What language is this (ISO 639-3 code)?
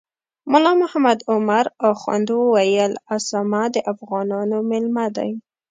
pus